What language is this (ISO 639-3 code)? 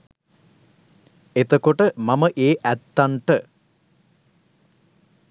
sin